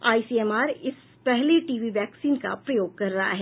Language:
Hindi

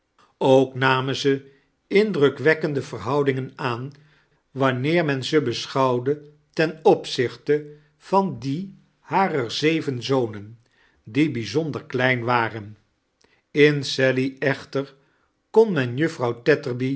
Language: Dutch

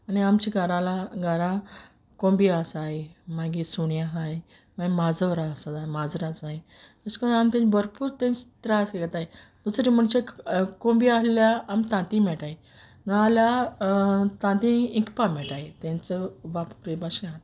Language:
Konkani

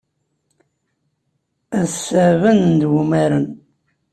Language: Kabyle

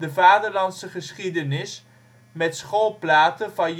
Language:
Dutch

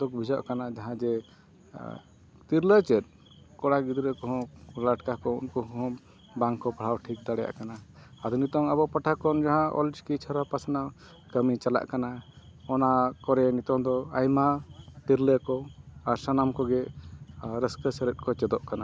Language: Santali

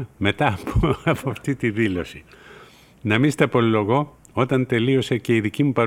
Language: Greek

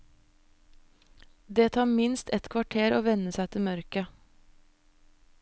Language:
Norwegian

